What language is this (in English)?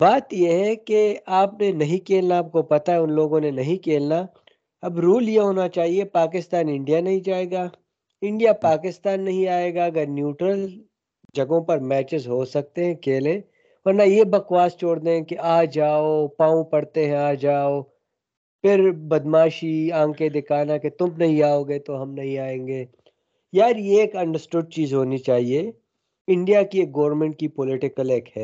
Urdu